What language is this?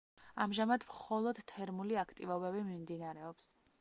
Georgian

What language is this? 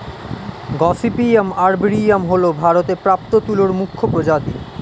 Bangla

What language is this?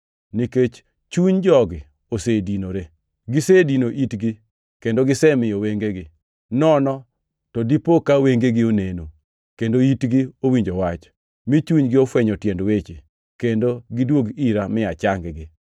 Luo (Kenya and Tanzania)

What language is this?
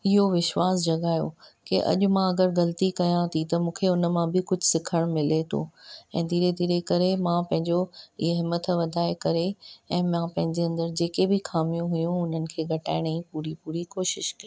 Sindhi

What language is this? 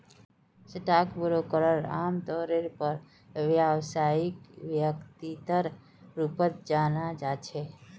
Magahi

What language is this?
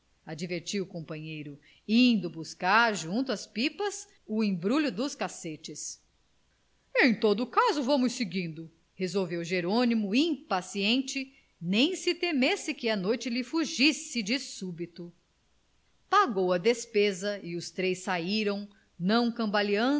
Portuguese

